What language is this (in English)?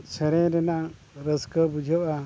Santali